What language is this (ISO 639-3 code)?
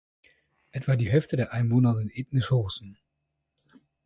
deu